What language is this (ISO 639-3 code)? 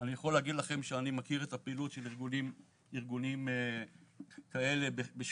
heb